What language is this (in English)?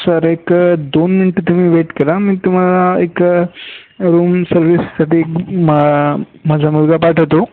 Marathi